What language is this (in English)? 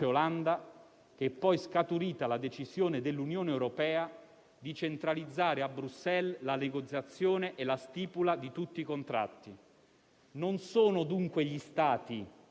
Italian